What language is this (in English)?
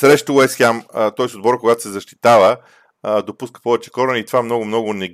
Bulgarian